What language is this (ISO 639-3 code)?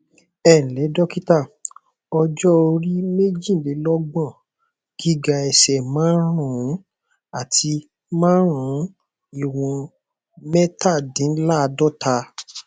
yor